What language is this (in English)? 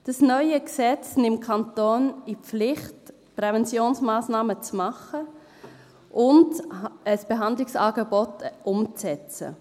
Swiss German